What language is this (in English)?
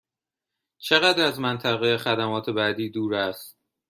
Persian